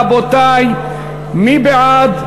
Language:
Hebrew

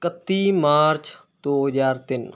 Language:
Punjabi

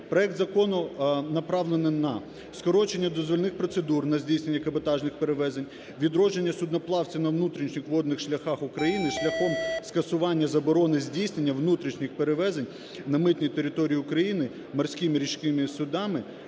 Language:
Ukrainian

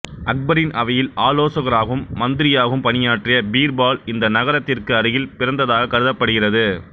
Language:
Tamil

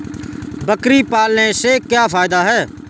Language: Hindi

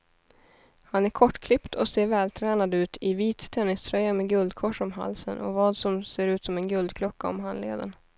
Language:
Swedish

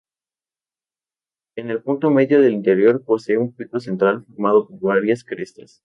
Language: Spanish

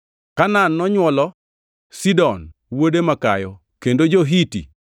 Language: Luo (Kenya and Tanzania)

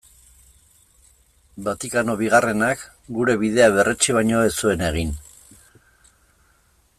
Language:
Basque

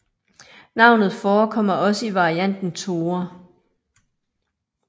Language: Danish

